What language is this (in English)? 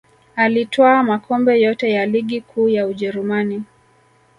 Swahili